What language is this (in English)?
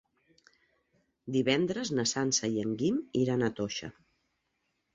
Catalan